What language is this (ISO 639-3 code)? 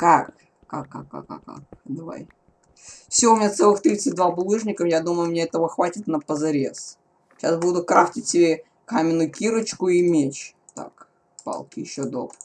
rus